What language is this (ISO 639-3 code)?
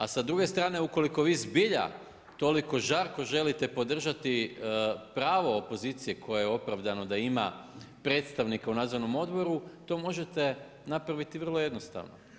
hrv